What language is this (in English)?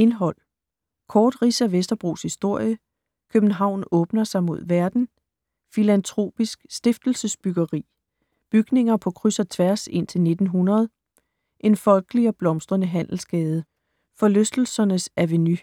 Danish